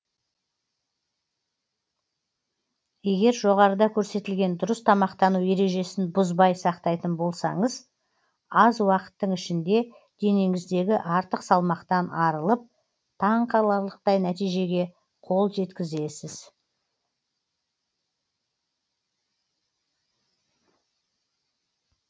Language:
Kazakh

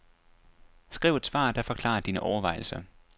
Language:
Danish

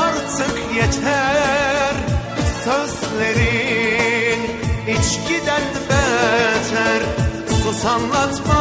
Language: Turkish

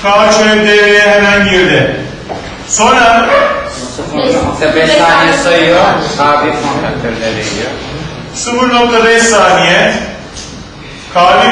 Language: Turkish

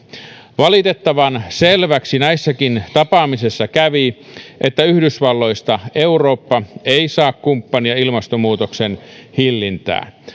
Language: Finnish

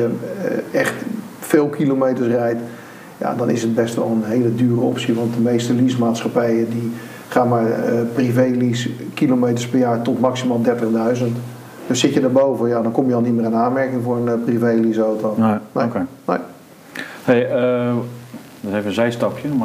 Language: Dutch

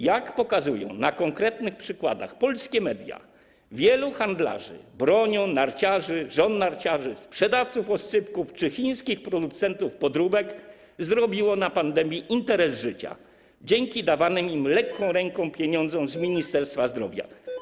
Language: Polish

